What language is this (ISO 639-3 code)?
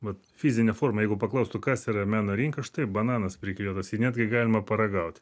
lit